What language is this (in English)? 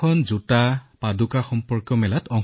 Assamese